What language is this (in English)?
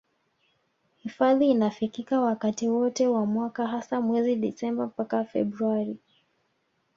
Swahili